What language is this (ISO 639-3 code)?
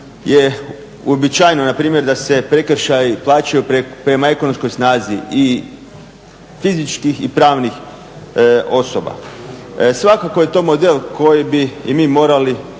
hrv